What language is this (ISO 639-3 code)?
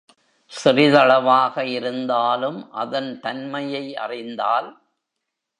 tam